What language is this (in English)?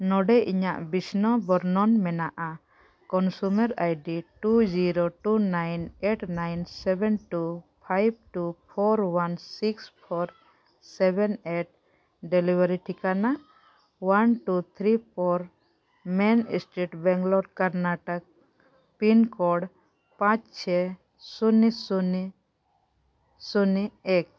Santali